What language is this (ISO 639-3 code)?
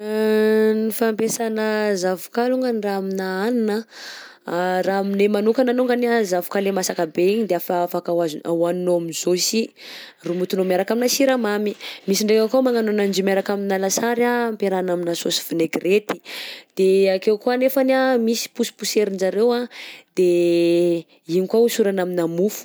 bzc